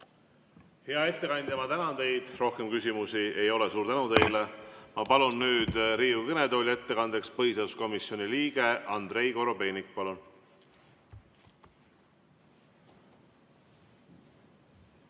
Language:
Estonian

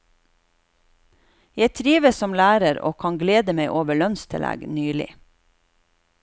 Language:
Norwegian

